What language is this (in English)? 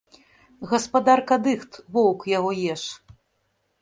Belarusian